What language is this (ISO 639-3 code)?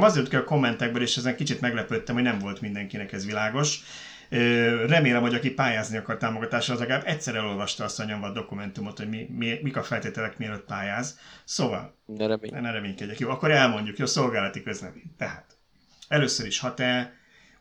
hun